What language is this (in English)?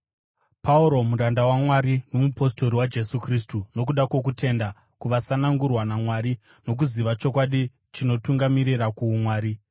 Shona